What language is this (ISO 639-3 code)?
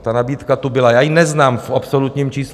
ces